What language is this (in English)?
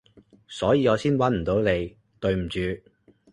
Cantonese